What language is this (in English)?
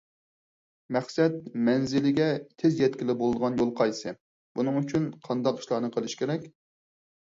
Uyghur